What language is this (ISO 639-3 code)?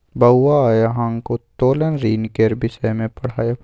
mai